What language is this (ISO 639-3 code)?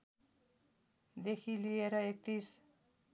nep